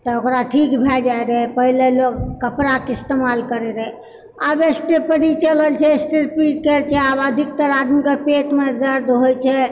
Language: Maithili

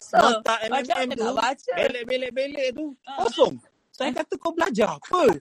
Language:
Malay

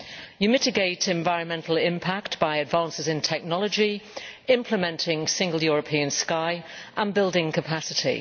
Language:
English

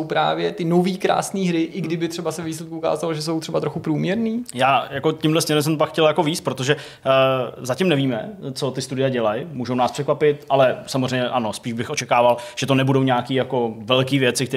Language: Czech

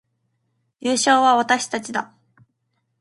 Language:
Japanese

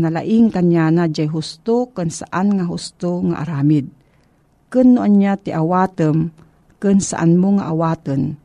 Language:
Filipino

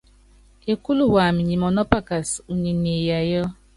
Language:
Yangben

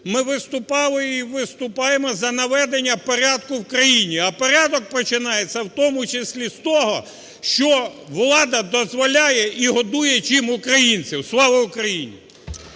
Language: Ukrainian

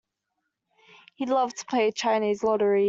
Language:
English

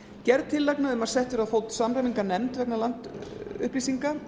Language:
Icelandic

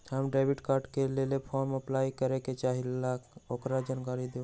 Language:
Magahi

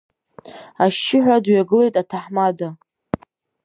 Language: Abkhazian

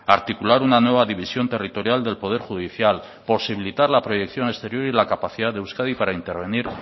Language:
Spanish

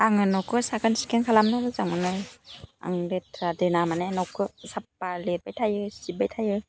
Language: Bodo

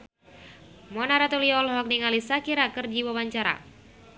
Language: Sundanese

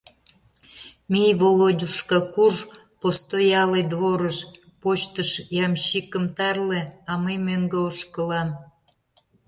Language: Mari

